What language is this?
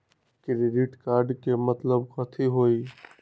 Magahi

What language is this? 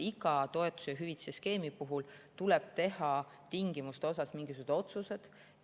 Estonian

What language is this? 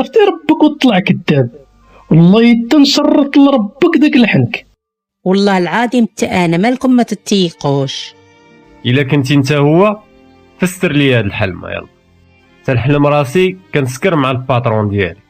Arabic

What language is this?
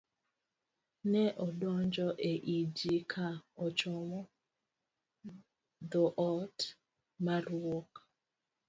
Luo (Kenya and Tanzania)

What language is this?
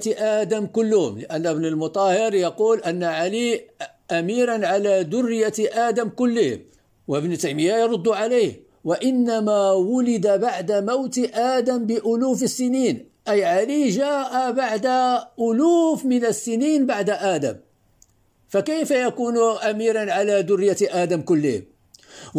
Arabic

